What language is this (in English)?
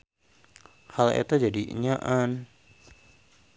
Sundanese